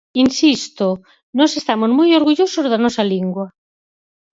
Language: Galician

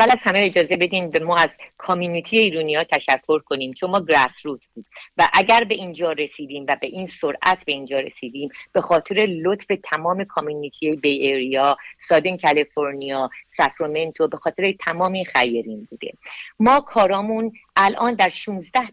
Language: Persian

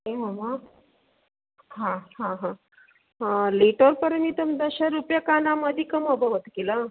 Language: Sanskrit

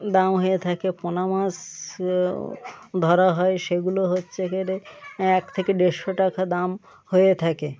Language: Bangla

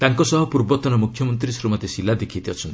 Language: Odia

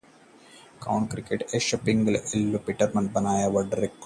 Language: Hindi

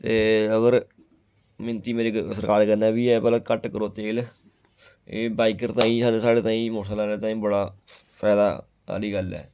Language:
Dogri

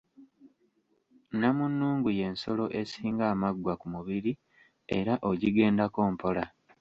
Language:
Ganda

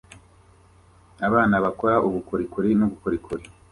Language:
Kinyarwanda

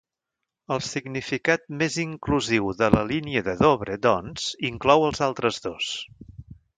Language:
Catalan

